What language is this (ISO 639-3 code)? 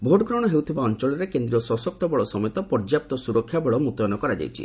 ori